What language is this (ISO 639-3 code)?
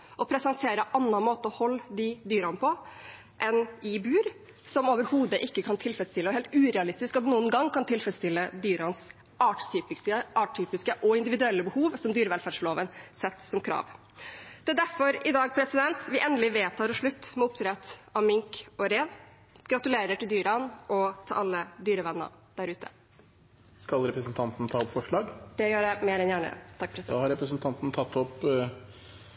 nor